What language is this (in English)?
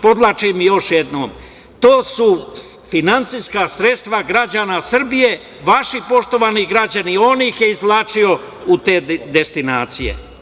Serbian